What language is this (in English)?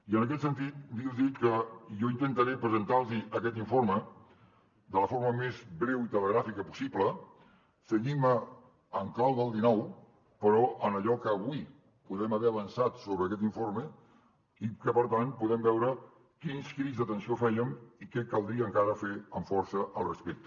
Catalan